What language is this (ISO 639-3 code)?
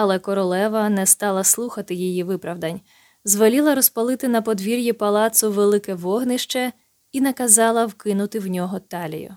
ukr